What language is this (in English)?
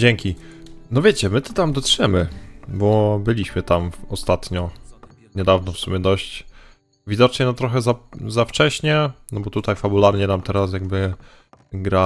Polish